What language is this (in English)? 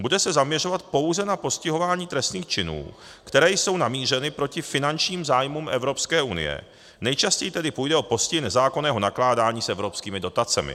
Czech